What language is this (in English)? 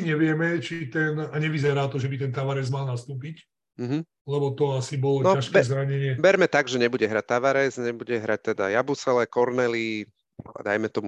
Slovak